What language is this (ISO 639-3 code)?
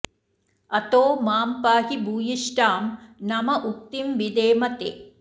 san